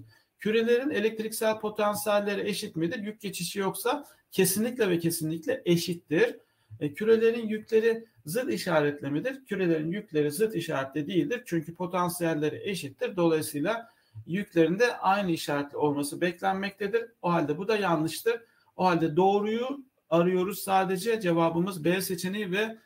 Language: Turkish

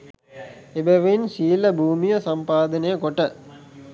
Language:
Sinhala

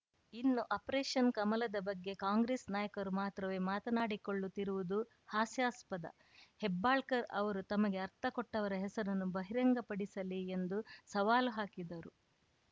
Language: Kannada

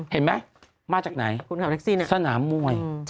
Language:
Thai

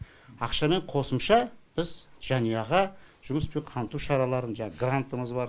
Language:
Kazakh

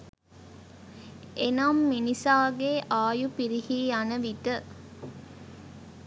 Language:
Sinhala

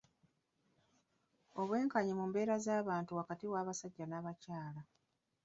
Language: Ganda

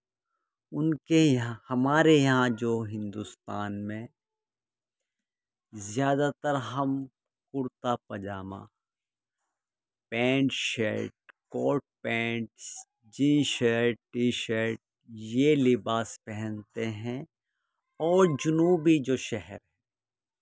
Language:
Urdu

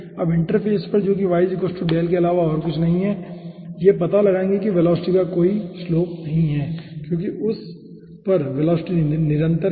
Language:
Hindi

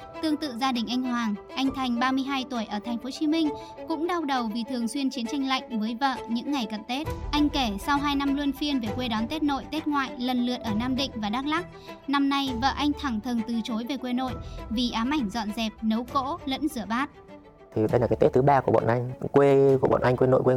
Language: Vietnamese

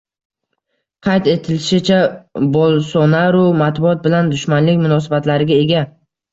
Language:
Uzbek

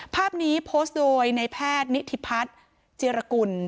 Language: Thai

